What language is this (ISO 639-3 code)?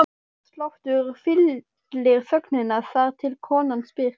isl